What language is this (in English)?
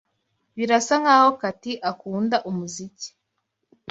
Kinyarwanda